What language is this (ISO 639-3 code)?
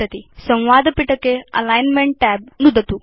san